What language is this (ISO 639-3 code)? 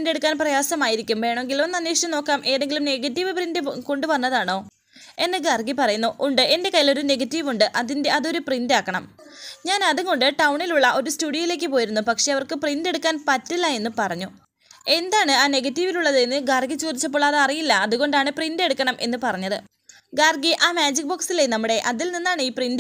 mal